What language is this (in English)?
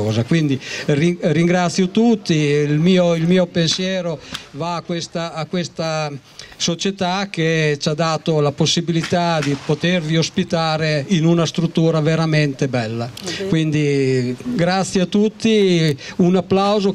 Italian